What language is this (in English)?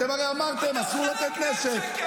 Hebrew